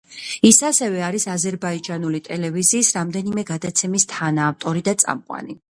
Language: Georgian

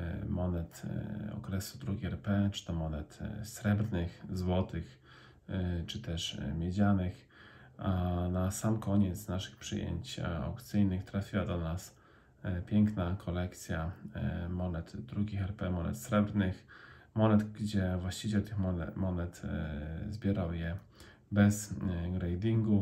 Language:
Polish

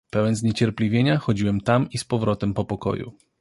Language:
Polish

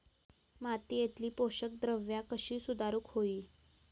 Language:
Marathi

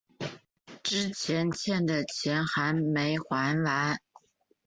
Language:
Chinese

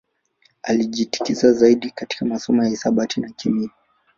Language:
Swahili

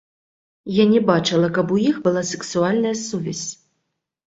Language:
Belarusian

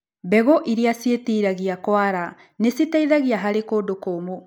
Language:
Kikuyu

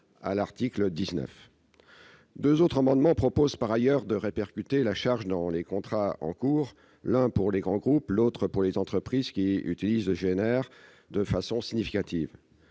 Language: French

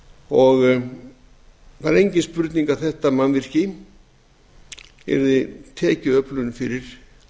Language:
Icelandic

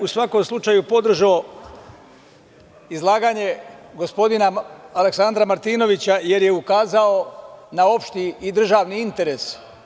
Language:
Serbian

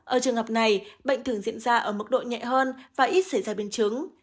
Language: Vietnamese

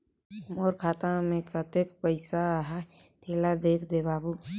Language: Chhattisgarhi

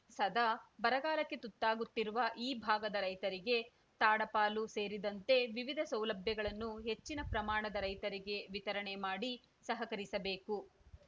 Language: Kannada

